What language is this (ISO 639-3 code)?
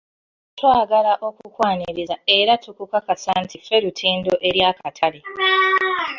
lug